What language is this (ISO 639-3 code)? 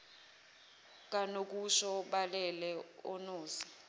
zul